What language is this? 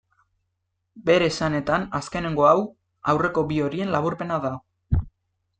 Basque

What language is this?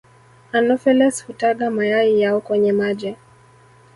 Swahili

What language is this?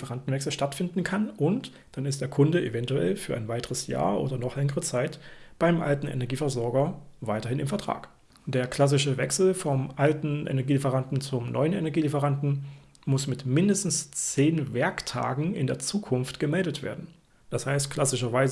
German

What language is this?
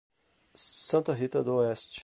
Portuguese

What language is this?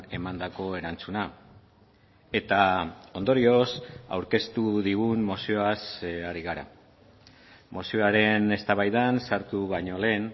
Basque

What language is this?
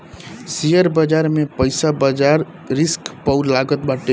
Bhojpuri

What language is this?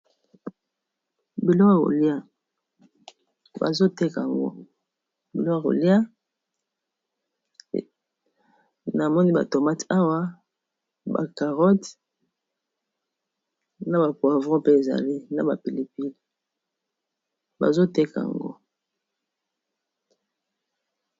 Lingala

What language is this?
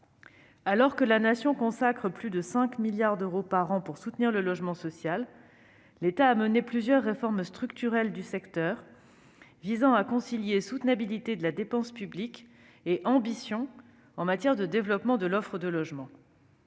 French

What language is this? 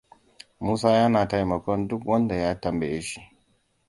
Hausa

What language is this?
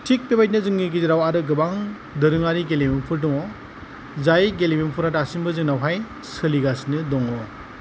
Bodo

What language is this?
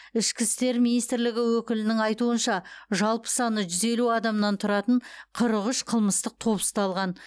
Kazakh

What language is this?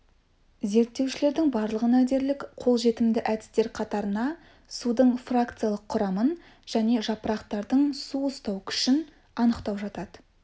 Kazakh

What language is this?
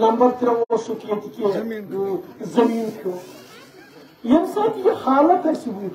Turkish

